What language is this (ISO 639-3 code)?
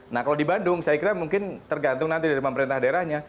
ind